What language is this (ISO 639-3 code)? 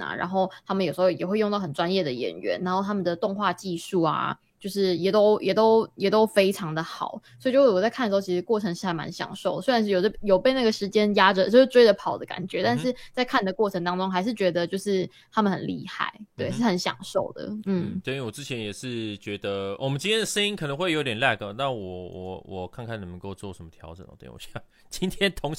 zho